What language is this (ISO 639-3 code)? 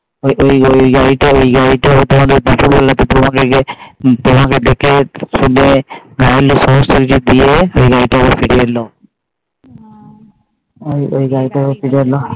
ben